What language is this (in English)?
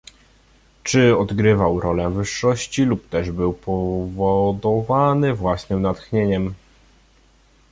Polish